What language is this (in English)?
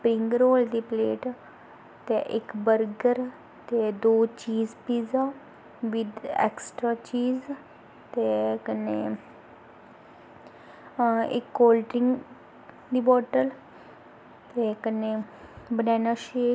Dogri